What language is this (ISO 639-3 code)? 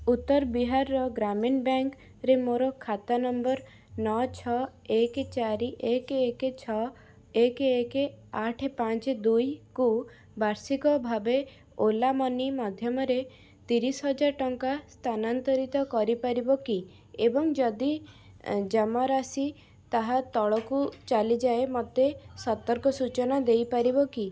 ori